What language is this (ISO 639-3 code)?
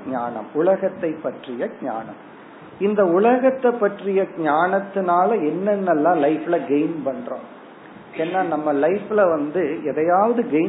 tam